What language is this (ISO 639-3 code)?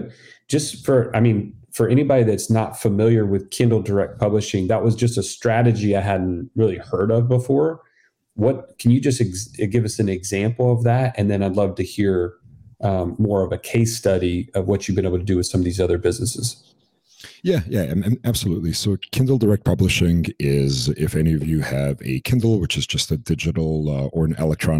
eng